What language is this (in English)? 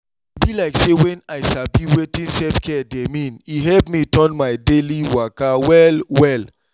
Nigerian Pidgin